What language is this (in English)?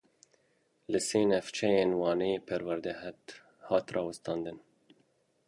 Kurdish